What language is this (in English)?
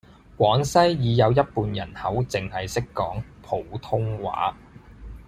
Cantonese